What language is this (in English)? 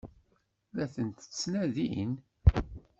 Kabyle